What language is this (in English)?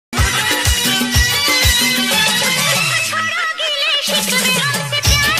Arabic